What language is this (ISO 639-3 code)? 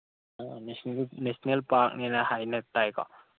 mni